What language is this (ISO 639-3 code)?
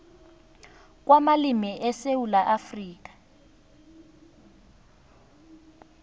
nbl